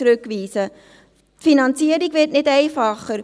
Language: Swiss German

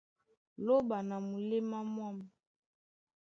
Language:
Duala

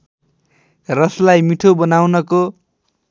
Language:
Nepali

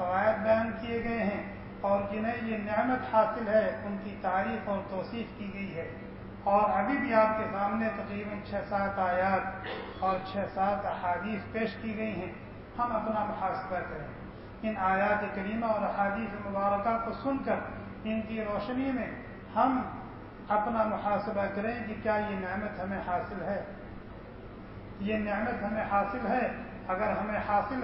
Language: Arabic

